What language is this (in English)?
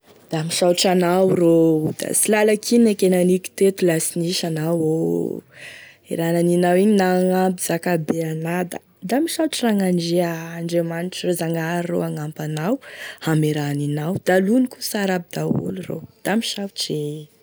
Tesaka Malagasy